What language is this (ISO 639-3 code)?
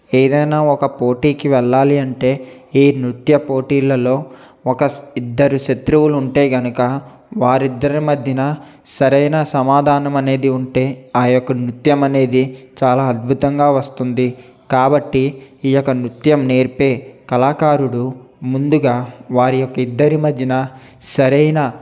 tel